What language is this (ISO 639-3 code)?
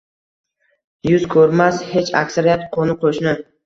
uzb